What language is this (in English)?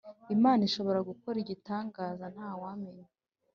Kinyarwanda